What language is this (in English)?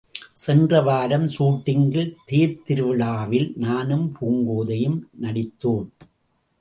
Tamil